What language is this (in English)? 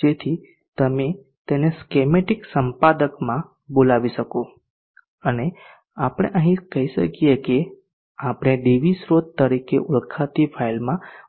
Gujarati